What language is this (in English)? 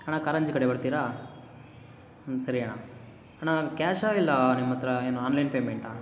Kannada